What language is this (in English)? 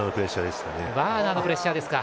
Japanese